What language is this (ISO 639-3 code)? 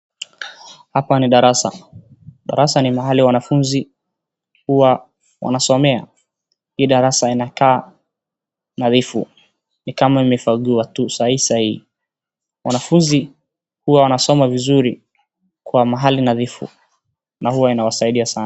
swa